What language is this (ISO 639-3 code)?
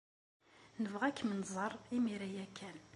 kab